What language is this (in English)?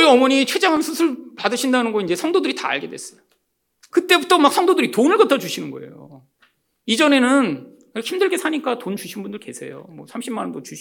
Korean